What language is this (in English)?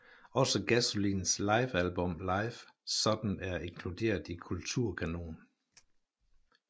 Danish